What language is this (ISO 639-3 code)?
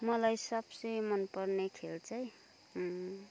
nep